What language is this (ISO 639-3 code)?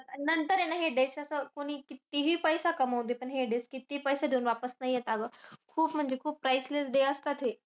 mar